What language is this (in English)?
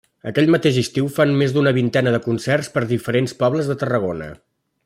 Catalan